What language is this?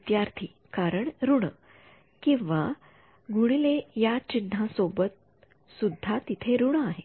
Marathi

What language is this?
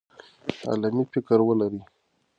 Pashto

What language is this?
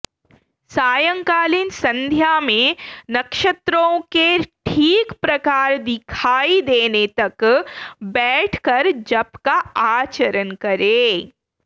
Sanskrit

